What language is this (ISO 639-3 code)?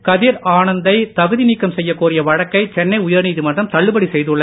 tam